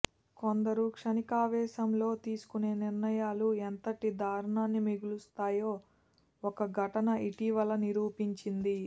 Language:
Telugu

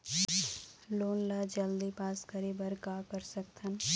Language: Chhattisgarhi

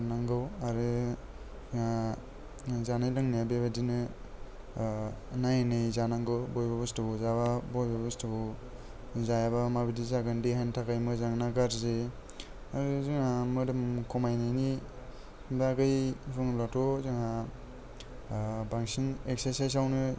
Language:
Bodo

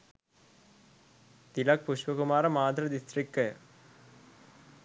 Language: Sinhala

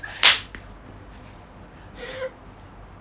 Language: English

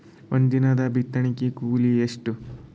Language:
Kannada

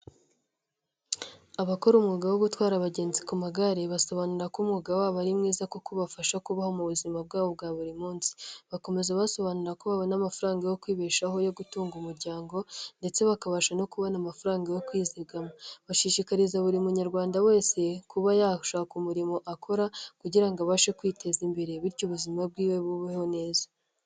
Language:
Kinyarwanda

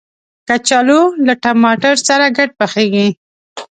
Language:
Pashto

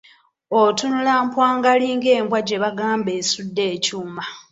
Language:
Ganda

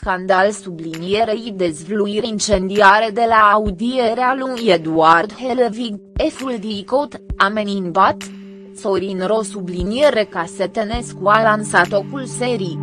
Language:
Romanian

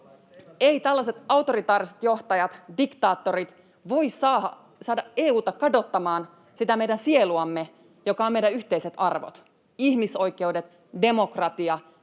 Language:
Finnish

